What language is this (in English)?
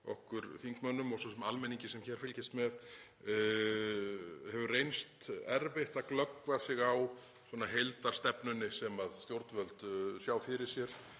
Icelandic